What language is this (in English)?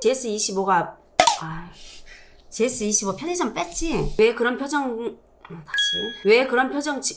Korean